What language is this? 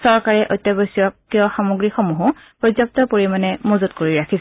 Assamese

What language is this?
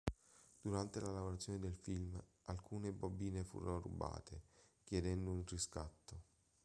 Italian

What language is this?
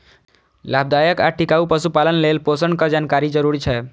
Maithili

